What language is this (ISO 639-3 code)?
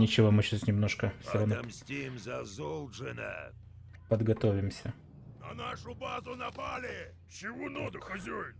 rus